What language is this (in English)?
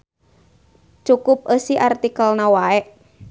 Sundanese